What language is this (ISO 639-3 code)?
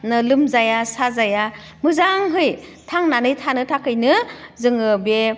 brx